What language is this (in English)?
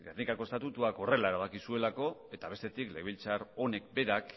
Basque